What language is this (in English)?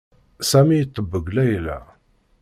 Kabyle